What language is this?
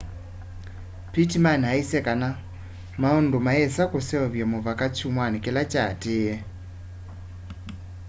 Kamba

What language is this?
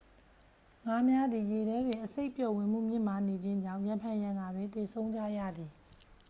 Burmese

